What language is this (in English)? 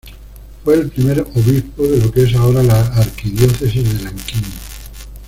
Spanish